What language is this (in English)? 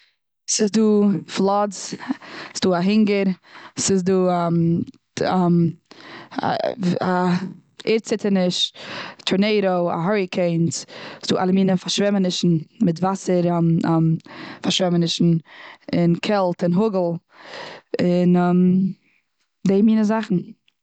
Yiddish